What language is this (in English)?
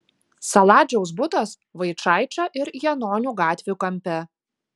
Lithuanian